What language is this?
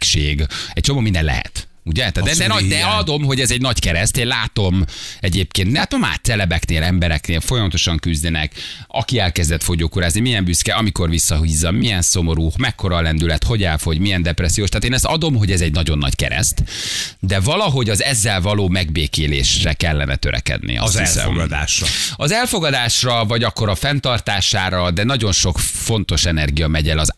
Hungarian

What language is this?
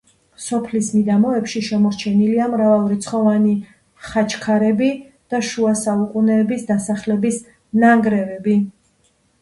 Georgian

